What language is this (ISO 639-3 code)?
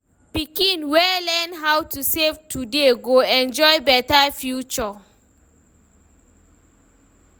pcm